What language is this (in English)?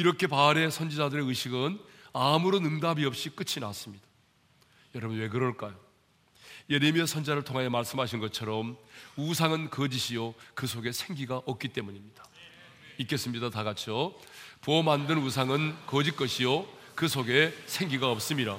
Korean